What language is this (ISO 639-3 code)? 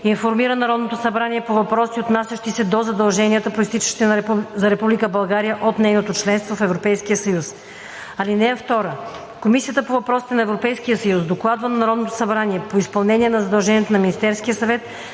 bul